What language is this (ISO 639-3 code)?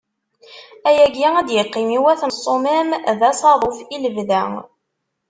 kab